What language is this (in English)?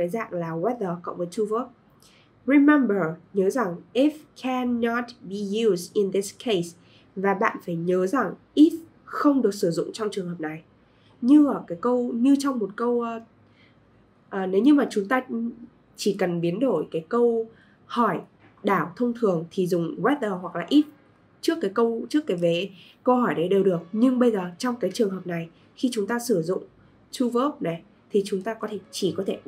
Vietnamese